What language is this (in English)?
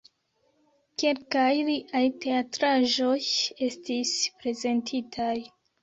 Esperanto